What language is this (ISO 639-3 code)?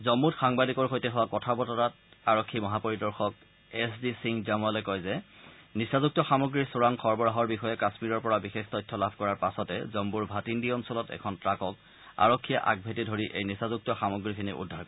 asm